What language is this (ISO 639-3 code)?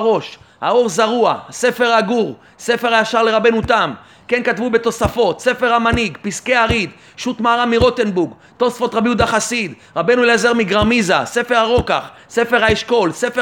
heb